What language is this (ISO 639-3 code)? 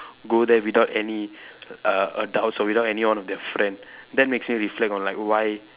eng